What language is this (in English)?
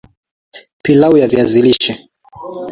Swahili